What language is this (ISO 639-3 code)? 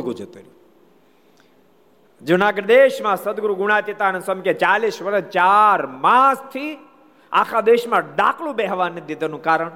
guj